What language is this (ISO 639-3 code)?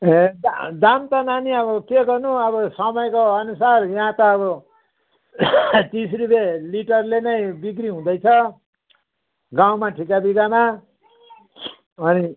nep